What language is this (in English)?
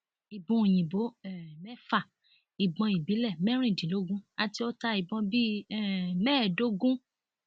Yoruba